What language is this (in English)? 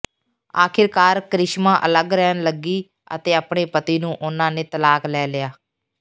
Punjabi